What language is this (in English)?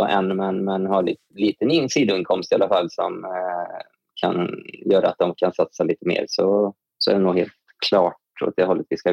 Swedish